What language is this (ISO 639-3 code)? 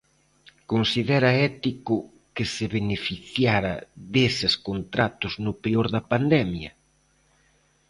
glg